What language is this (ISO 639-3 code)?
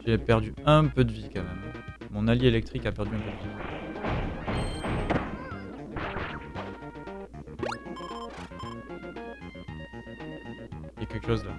fra